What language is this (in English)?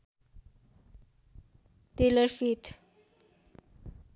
Nepali